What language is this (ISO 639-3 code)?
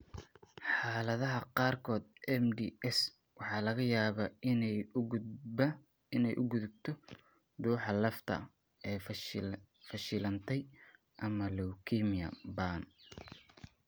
som